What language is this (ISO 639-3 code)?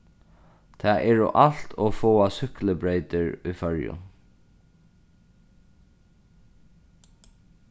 fao